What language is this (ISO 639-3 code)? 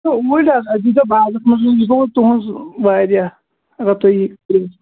kas